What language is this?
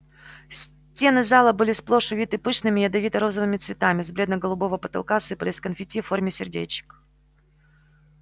Russian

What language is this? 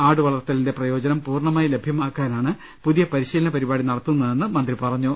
Malayalam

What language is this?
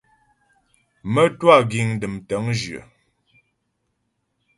Ghomala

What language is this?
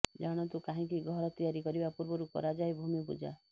Odia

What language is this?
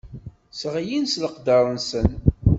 Kabyle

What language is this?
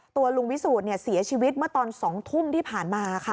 Thai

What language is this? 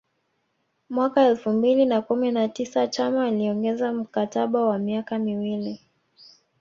Swahili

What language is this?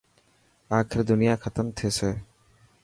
Dhatki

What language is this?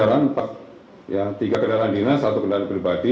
Indonesian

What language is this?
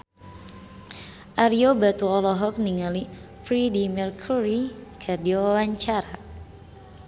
Sundanese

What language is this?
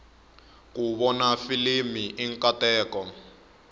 Tsonga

